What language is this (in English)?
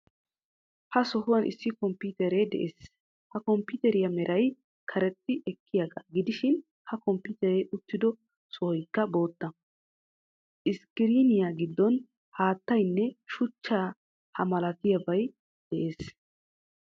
Wolaytta